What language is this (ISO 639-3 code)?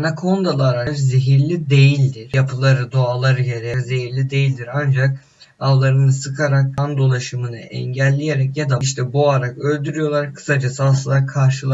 tur